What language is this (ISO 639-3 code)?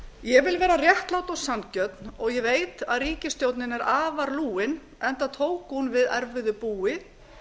isl